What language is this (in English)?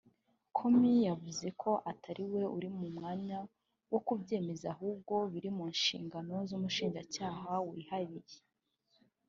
Kinyarwanda